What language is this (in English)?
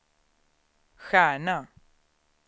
Swedish